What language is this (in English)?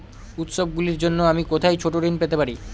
Bangla